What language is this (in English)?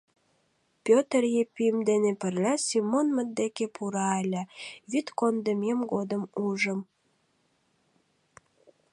Mari